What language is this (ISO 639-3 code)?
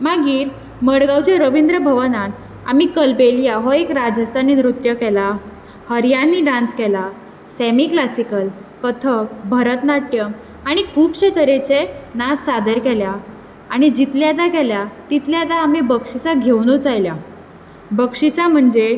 kok